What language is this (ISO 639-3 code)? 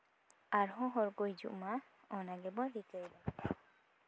sat